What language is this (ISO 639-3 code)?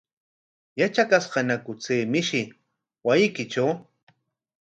qwa